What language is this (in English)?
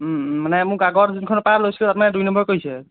Assamese